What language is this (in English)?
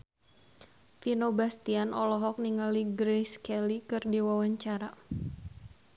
Sundanese